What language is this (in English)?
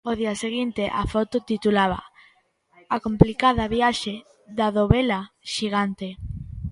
Galician